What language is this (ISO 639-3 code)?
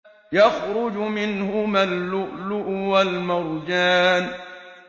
ara